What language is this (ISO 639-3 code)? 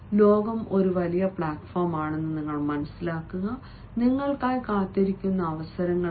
mal